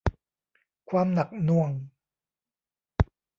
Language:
Thai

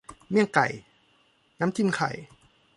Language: Thai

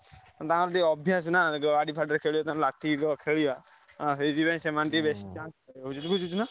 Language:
Odia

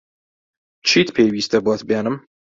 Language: Central Kurdish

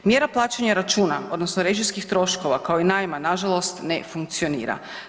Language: Croatian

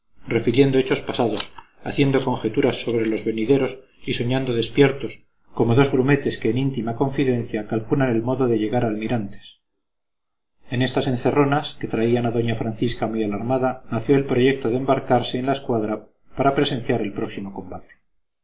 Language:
Spanish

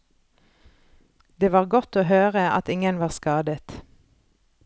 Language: Norwegian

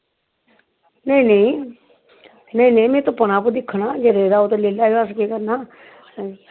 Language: Dogri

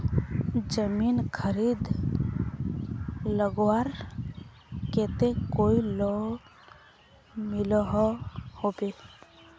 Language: Magahi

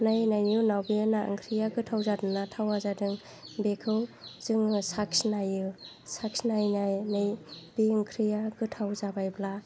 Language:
Bodo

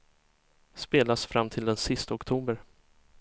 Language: Swedish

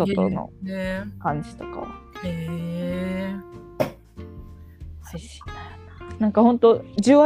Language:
Japanese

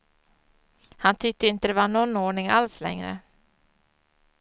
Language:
Swedish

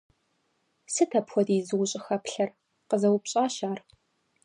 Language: Kabardian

